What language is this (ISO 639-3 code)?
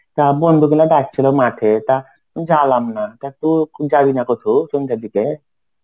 ben